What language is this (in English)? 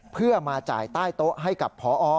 Thai